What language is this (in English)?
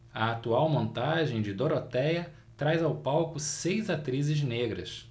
Portuguese